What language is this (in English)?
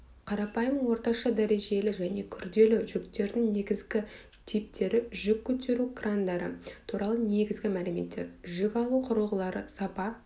Kazakh